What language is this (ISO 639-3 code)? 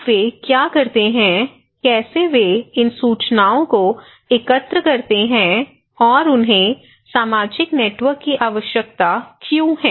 hin